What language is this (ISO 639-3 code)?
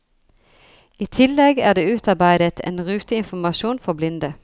nor